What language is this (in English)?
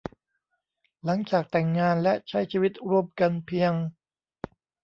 Thai